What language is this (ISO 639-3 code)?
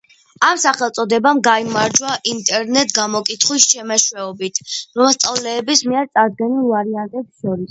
kat